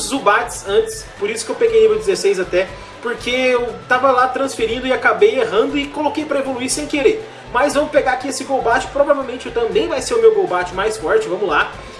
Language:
Portuguese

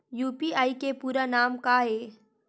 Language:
Chhattisgarhi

